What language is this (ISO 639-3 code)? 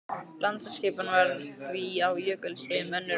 isl